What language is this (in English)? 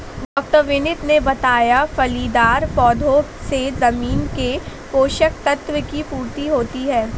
Hindi